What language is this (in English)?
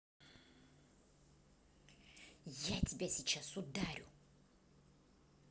Russian